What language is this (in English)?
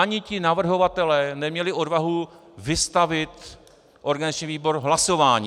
Czech